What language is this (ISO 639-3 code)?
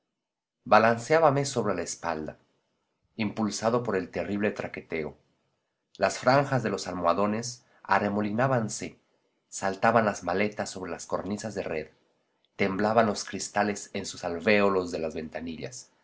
spa